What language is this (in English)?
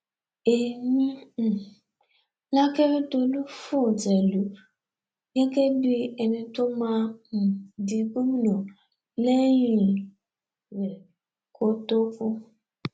Yoruba